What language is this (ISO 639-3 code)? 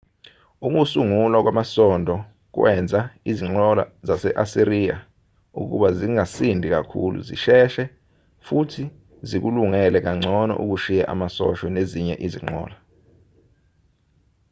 zul